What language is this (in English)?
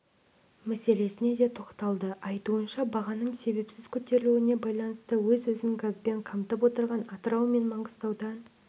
Kazakh